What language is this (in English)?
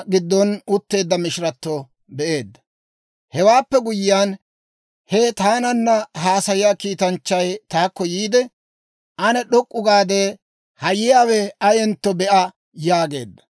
Dawro